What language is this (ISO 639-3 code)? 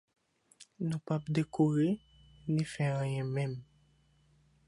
hat